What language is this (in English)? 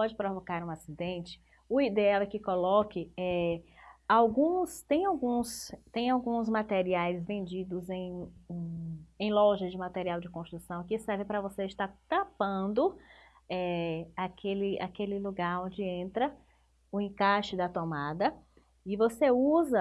Portuguese